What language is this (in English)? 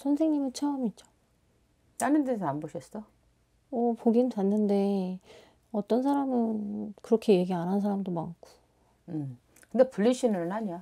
Korean